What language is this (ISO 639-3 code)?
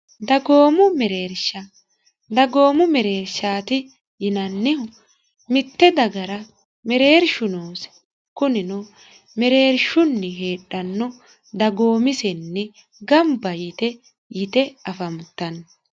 sid